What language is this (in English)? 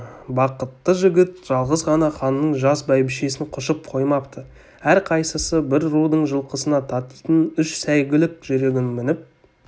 Kazakh